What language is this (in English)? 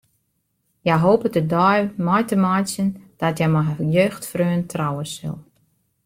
Western Frisian